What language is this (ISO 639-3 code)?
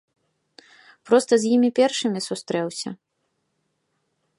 bel